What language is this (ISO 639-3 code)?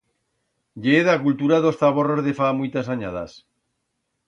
arg